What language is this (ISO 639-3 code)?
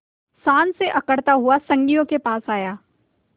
hin